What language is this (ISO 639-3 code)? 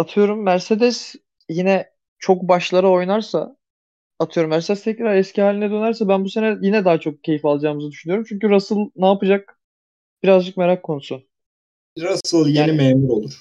tur